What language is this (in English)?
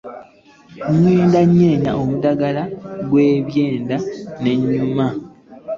Ganda